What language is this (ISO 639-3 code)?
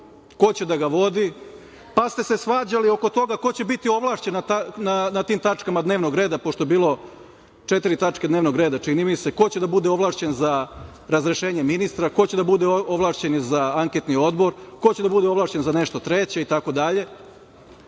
srp